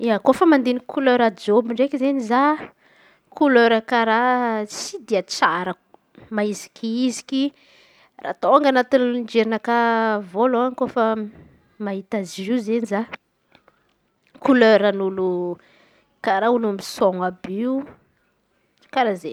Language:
Antankarana Malagasy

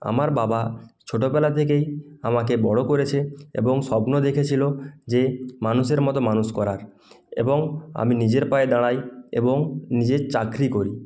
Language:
Bangla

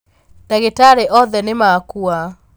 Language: Kikuyu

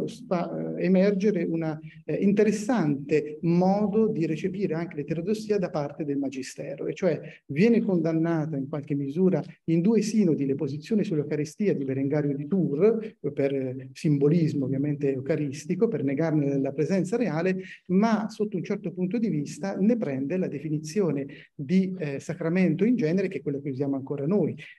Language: Italian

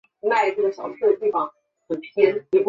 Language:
Chinese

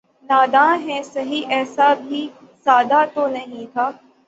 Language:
Urdu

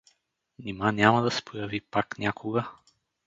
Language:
Bulgarian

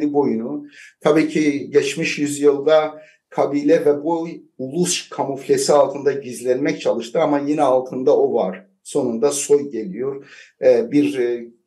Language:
Turkish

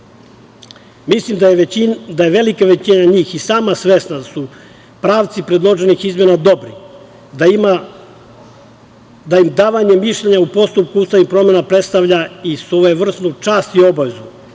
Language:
Serbian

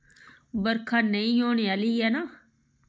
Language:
Dogri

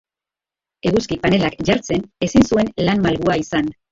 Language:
Basque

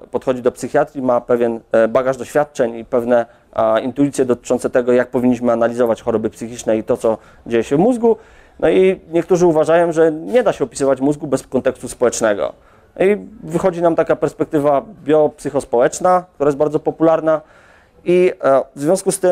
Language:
Polish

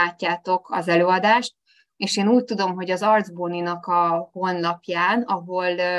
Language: Hungarian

